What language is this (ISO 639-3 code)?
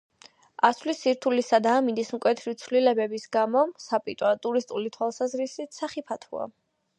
kat